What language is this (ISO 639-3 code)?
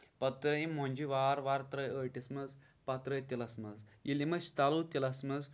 kas